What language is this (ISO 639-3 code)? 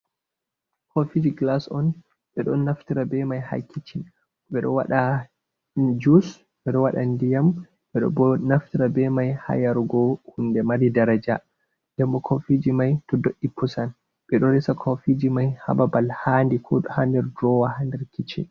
ful